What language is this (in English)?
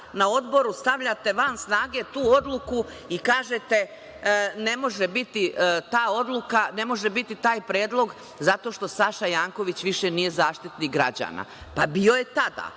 Serbian